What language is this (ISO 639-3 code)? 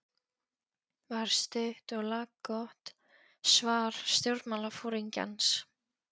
isl